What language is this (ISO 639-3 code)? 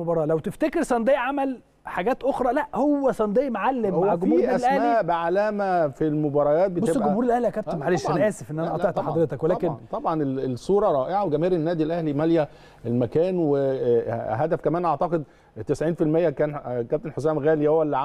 ara